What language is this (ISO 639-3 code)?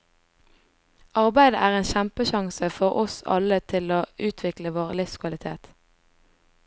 nor